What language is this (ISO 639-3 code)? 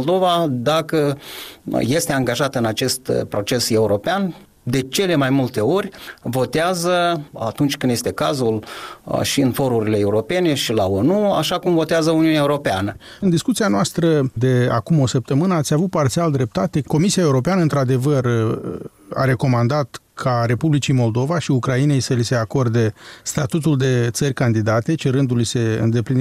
ron